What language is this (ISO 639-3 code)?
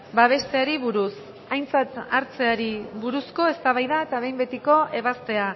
eus